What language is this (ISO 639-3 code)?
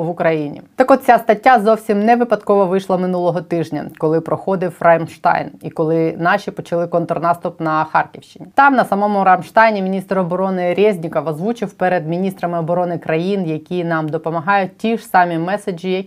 ukr